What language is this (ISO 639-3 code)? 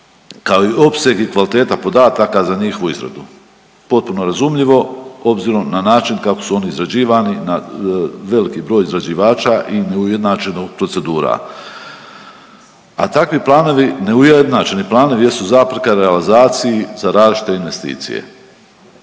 hrv